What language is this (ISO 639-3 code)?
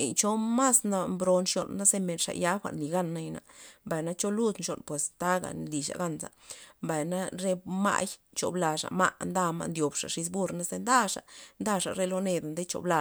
ztp